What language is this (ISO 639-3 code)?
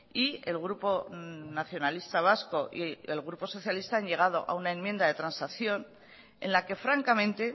spa